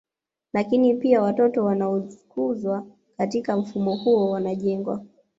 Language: Swahili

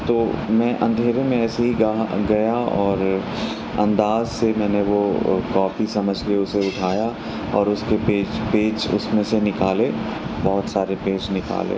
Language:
Urdu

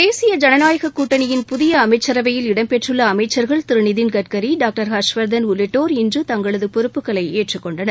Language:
Tamil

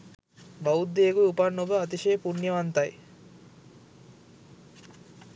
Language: Sinhala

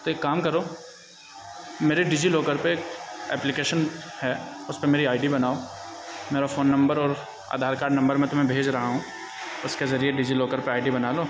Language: Urdu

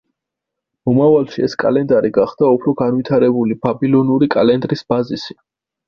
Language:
Georgian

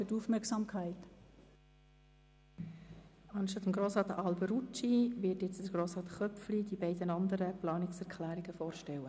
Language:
Swiss German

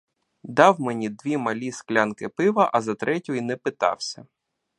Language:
Ukrainian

